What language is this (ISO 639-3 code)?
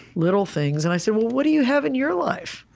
eng